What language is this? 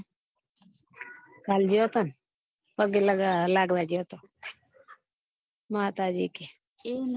Gujarati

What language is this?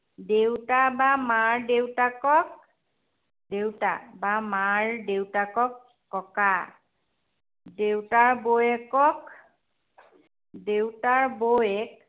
Assamese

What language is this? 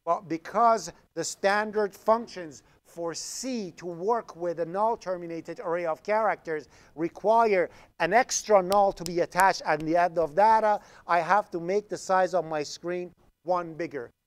English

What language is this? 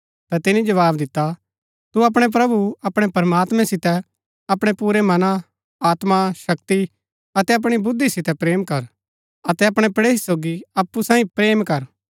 Gaddi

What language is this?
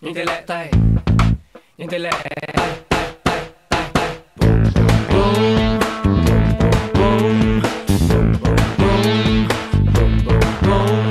Vietnamese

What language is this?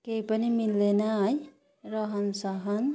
Nepali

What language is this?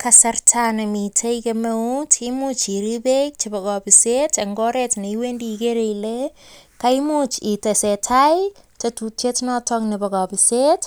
Kalenjin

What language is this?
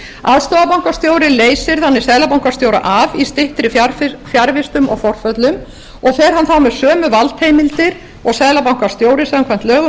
Icelandic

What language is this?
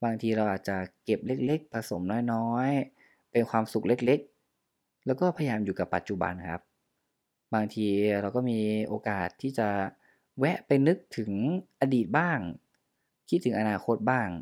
Thai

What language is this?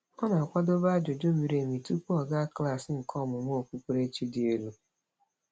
Igbo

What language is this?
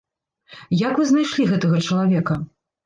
Belarusian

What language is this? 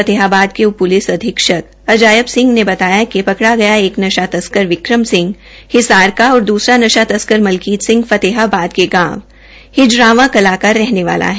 Hindi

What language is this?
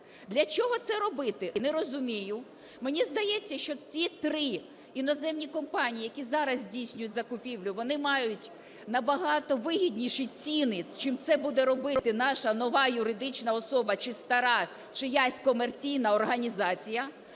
Ukrainian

